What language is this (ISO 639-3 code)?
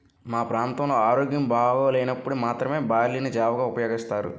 tel